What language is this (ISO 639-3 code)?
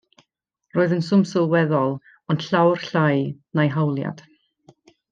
cym